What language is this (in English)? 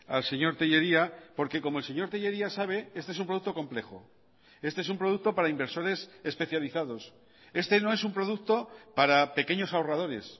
Spanish